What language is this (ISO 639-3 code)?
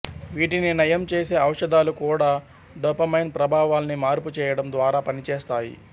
tel